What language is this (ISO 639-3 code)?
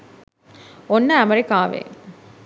sin